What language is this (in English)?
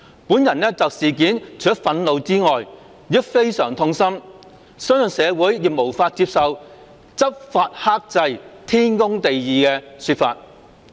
Cantonese